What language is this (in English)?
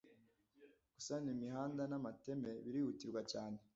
Kinyarwanda